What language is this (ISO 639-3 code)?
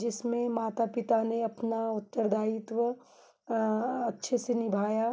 hin